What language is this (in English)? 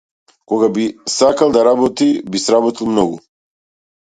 Macedonian